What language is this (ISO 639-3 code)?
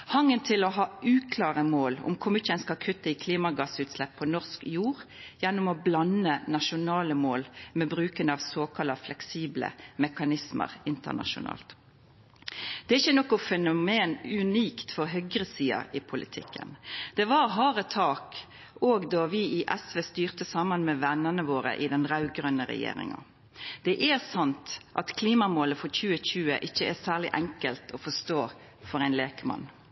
nno